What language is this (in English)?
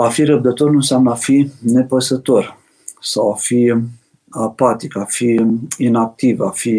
Romanian